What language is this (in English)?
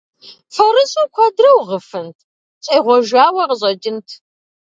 Kabardian